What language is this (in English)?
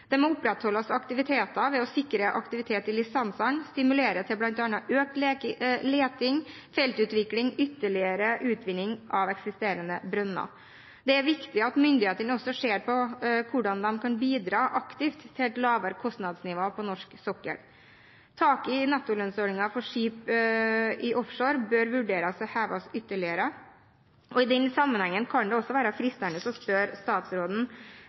Norwegian Bokmål